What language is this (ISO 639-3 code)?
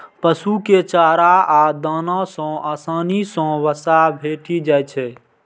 mai